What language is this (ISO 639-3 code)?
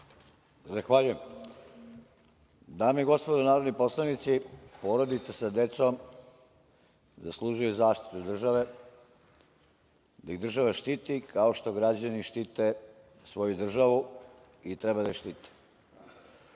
srp